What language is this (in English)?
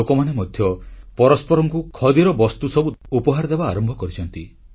Odia